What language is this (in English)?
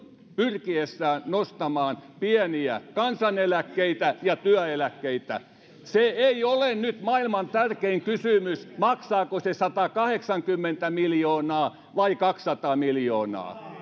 Finnish